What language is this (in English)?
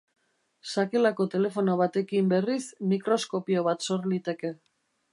Basque